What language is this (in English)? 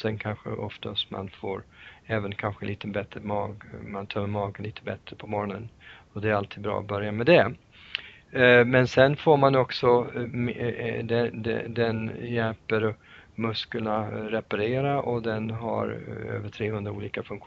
Swedish